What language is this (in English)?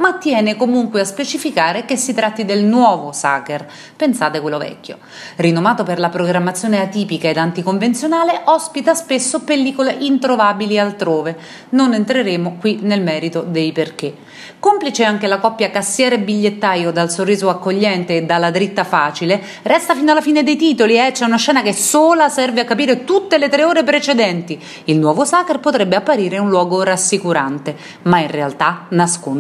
Italian